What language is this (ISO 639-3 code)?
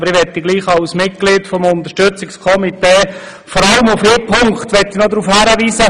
gsw